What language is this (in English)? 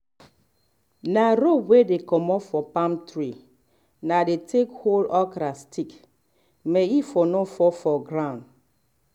Nigerian Pidgin